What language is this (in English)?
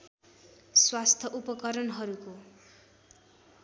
Nepali